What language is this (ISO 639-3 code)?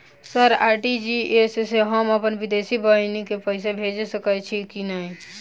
mai